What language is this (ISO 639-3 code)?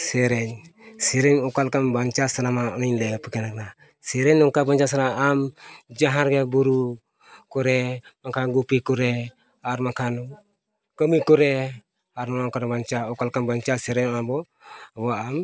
sat